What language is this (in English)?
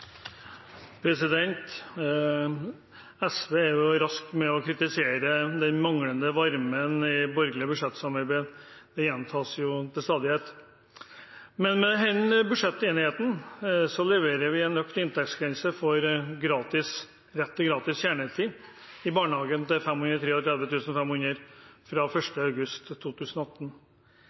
Norwegian Bokmål